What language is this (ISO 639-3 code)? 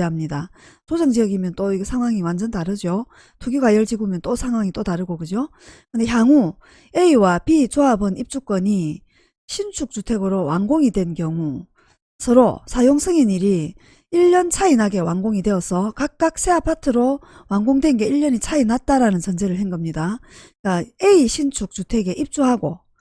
kor